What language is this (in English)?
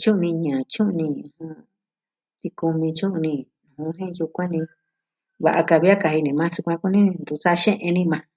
Southwestern Tlaxiaco Mixtec